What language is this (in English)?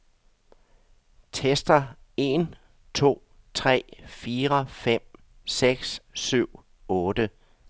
Danish